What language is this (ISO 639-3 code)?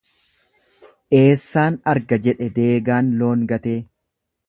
orm